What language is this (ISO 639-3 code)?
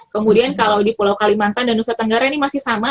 ind